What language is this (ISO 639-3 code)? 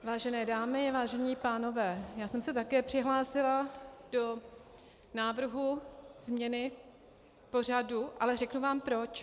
ces